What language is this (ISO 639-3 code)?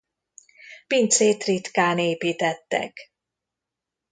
hun